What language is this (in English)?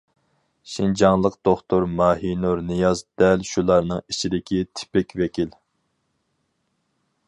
Uyghur